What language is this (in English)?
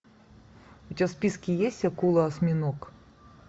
Russian